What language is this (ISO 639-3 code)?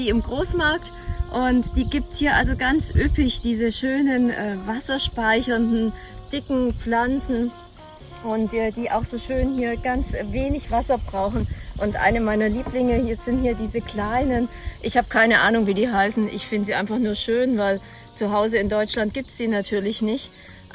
deu